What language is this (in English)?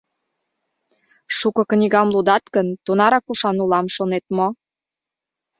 Mari